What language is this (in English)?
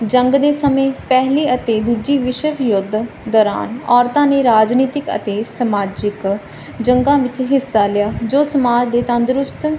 Punjabi